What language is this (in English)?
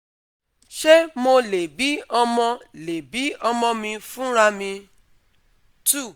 Yoruba